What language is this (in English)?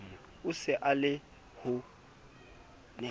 Southern Sotho